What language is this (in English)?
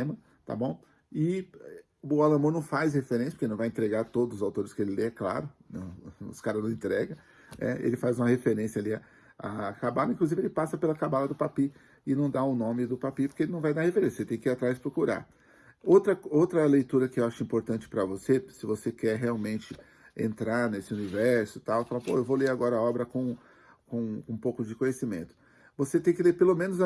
Portuguese